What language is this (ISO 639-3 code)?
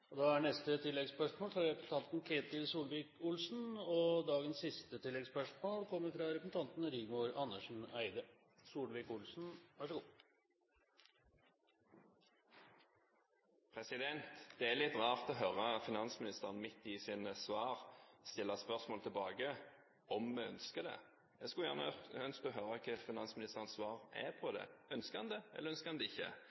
nor